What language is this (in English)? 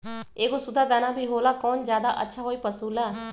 Magahi